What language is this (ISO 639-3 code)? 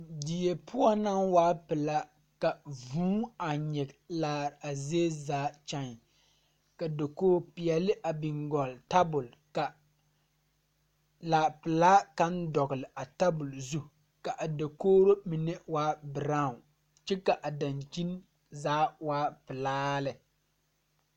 dga